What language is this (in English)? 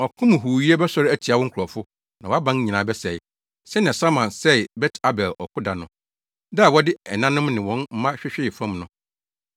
Akan